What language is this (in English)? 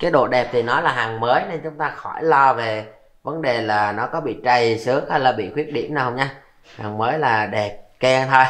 Vietnamese